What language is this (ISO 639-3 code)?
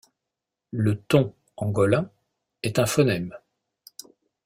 fra